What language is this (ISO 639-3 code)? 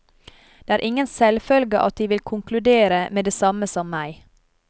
nor